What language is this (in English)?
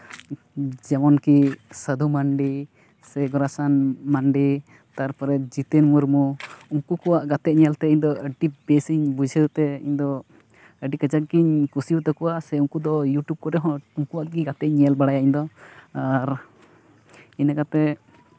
Santali